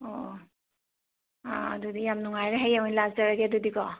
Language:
Manipuri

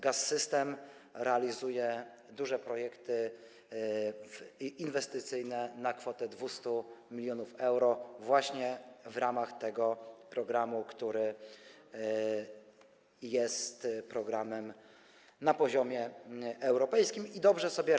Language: Polish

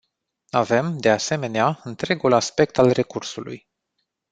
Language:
Romanian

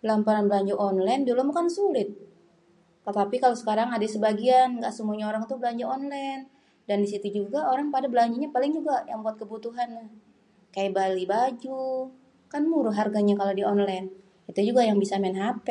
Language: Betawi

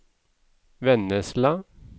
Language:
Norwegian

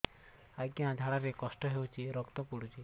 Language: Odia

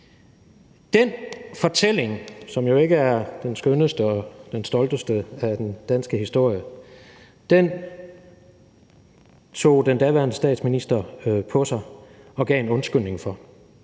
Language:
Danish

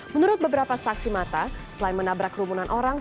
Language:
Indonesian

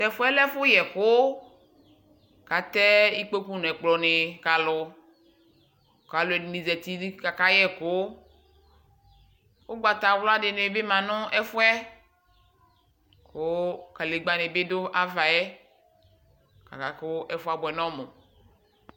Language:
Ikposo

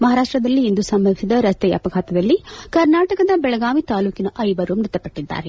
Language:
Kannada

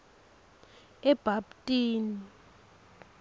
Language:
Swati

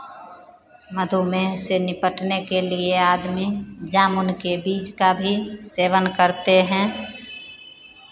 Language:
Hindi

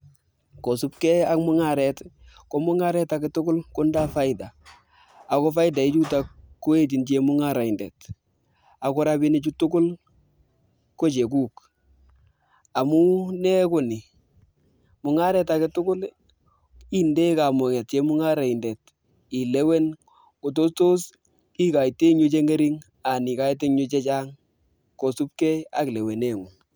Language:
Kalenjin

